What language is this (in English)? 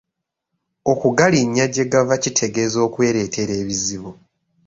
Ganda